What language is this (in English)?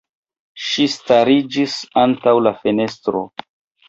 Esperanto